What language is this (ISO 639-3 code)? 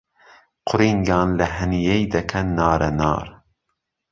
ckb